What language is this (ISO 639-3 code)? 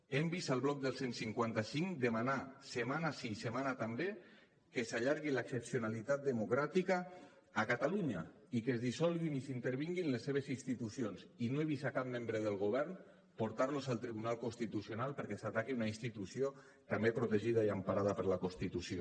cat